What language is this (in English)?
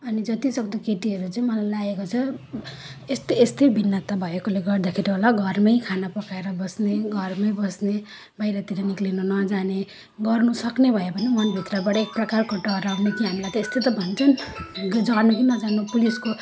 Nepali